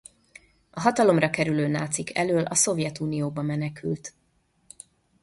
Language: Hungarian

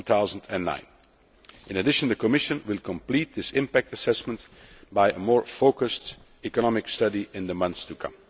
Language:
English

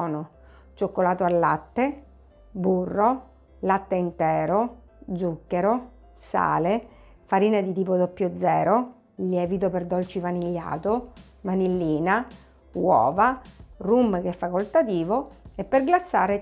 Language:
Italian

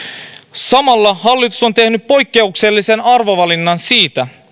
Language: Finnish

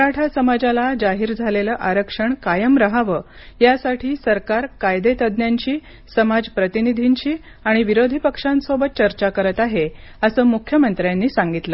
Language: Marathi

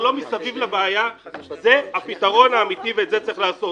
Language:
Hebrew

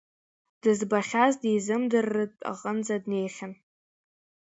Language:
Abkhazian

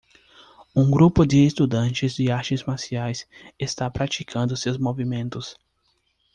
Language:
Portuguese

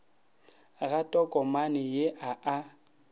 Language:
Northern Sotho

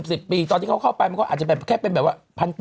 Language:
Thai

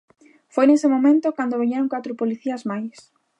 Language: Galician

